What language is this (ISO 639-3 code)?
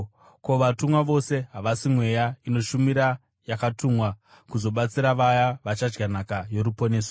sna